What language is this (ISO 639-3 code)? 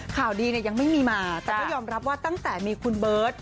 tha